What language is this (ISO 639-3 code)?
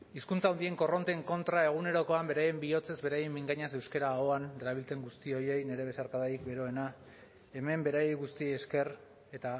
eus